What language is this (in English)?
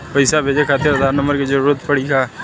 Bhojpuri